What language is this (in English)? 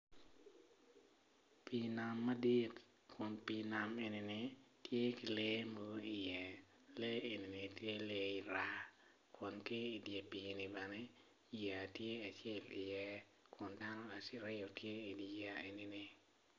Acoli